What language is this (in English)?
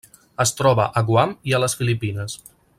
Catalan